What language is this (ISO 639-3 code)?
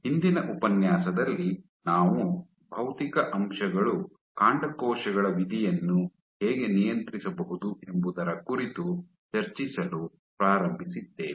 kan